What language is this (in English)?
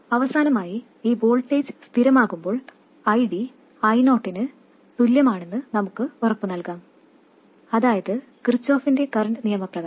Malayalam